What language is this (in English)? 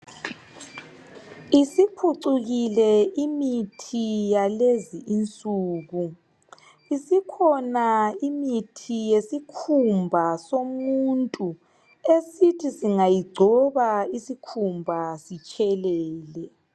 North Ndebele